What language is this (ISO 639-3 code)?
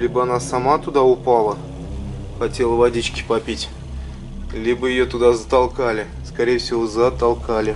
rus